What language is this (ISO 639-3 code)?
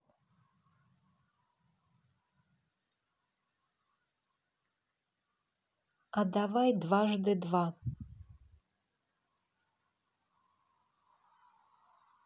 rus